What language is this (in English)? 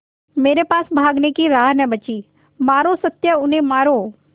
Hindi